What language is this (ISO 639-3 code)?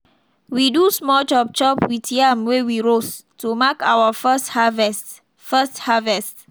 pcm